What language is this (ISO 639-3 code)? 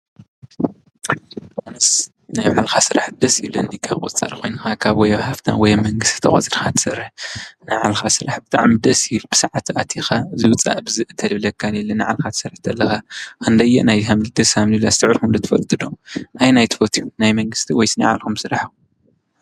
tir